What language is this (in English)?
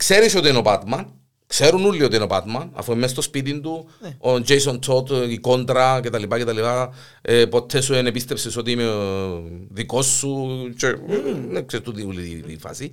Greek